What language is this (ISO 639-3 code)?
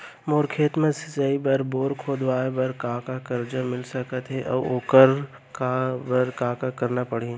hne